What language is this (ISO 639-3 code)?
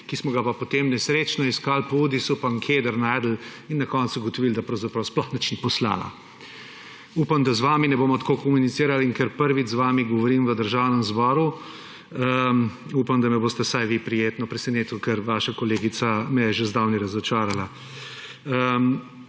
slv